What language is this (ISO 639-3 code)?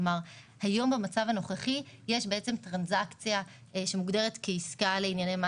heb